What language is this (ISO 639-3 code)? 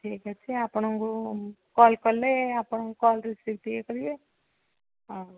ori